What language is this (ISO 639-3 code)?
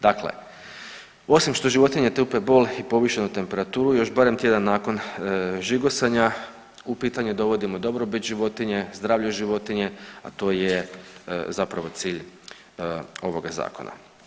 hrv